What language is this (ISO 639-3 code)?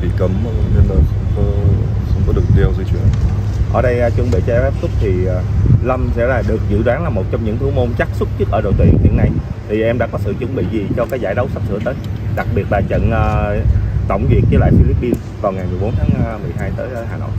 vie